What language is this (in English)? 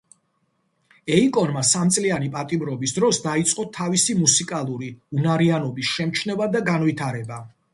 Georgian